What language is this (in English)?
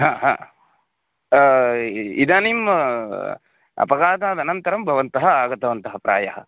Sanskrit